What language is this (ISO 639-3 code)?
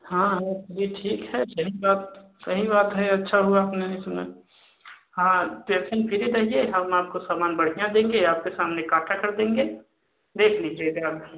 hin